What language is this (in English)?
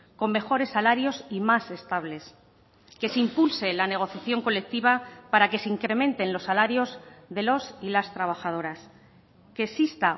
Spanish